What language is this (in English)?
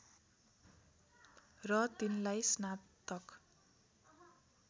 Nepali